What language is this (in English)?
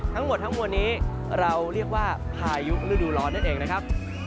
Thai